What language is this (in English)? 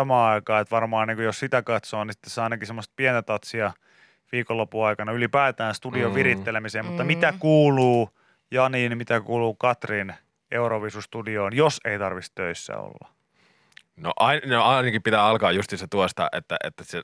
Finnish